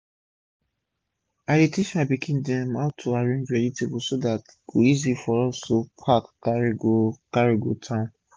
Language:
Nigerian Pidgin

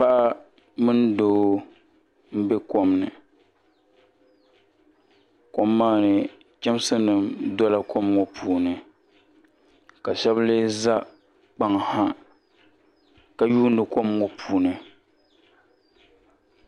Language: Dagbani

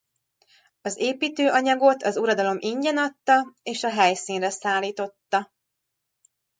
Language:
Hungarian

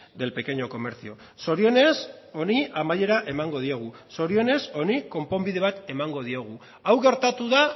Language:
Basque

